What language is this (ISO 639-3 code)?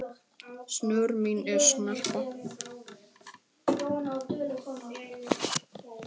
isl